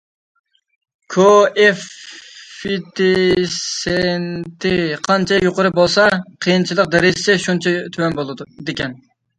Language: Uyghur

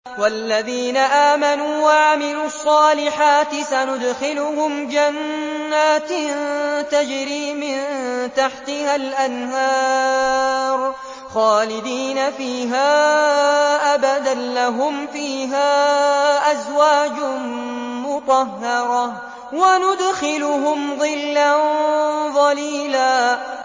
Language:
Arabic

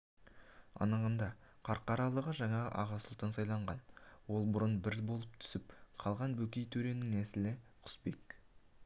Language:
Kazakh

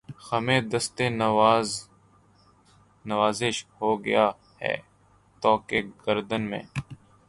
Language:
Urdu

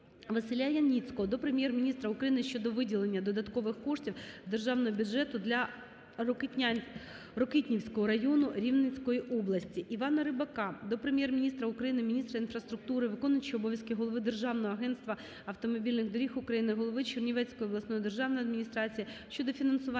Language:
Ukrainian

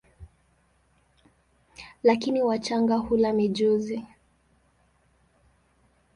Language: Swahili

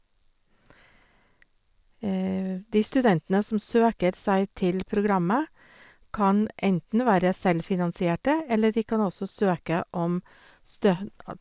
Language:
Norwegian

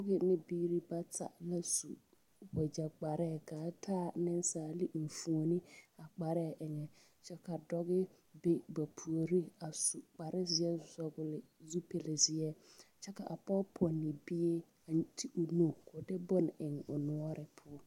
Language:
Southern Dagaare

